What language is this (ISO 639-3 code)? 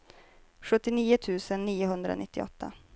swe